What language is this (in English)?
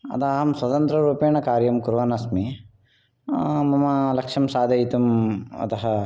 Sanskrit